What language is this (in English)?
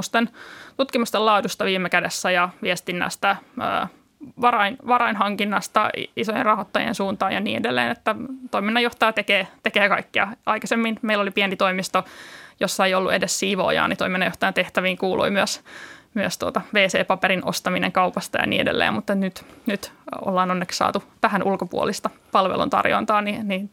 Finnish